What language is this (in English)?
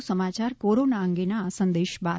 Gujarati